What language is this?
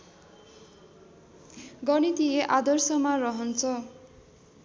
Nepali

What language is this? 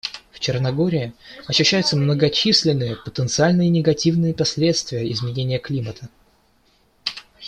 Russian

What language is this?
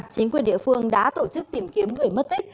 Vietnamese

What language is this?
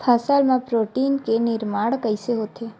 Chhattisgarhi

